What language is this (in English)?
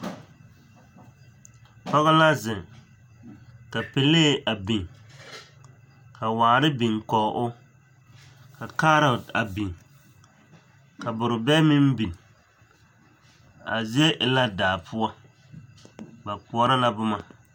Southern Dagaare